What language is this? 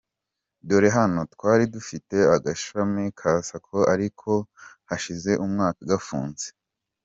Kinyarwanda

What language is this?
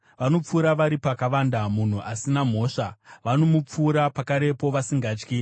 Shona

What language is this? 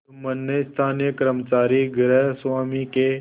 Hindi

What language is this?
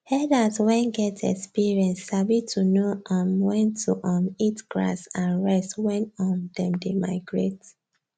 Nigerian Pidgin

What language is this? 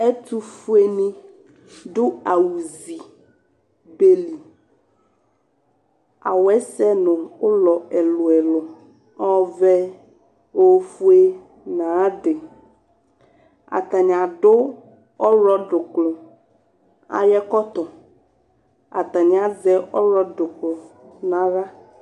Ikposo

